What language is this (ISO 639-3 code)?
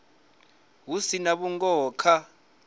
ven